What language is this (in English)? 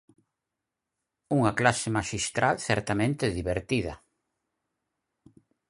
Galician